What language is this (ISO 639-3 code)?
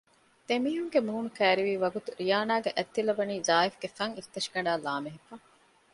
div